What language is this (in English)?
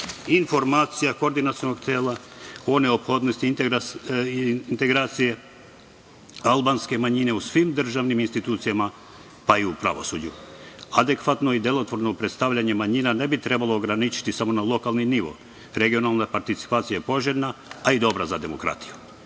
Serbian